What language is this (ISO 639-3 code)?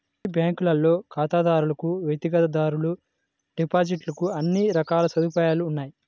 tel